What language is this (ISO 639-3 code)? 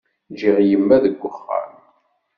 kab